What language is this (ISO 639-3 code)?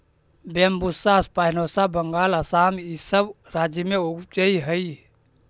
mag